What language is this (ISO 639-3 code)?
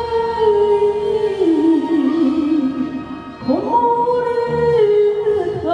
ind